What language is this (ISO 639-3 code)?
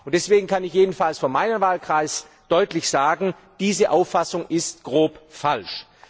deu